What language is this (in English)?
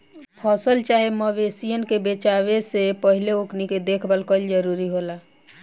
Bhojpuri